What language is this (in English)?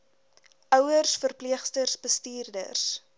Afrikaans